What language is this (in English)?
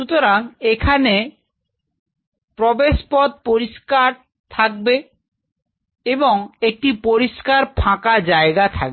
Bangla